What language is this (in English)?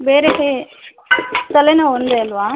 Kannada